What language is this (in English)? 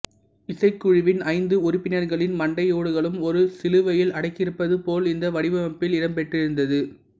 Tamil